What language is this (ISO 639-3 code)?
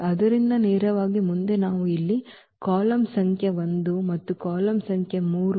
kan